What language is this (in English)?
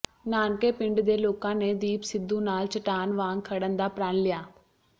Punjabi